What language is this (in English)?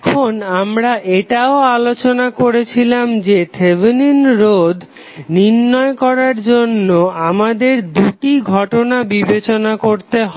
Bangla